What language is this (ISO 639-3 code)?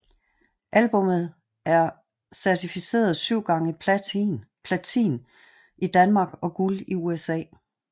dan